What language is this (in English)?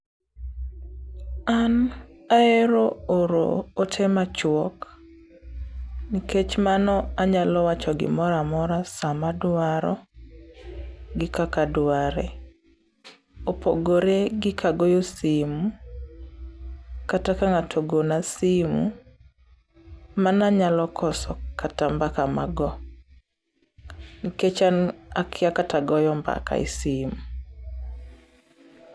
Luo (Kenya and Tanzania)